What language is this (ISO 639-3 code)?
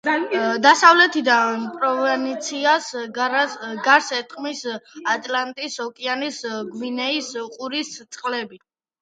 kat